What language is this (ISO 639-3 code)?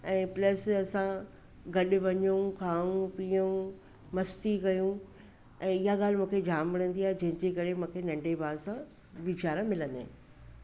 snd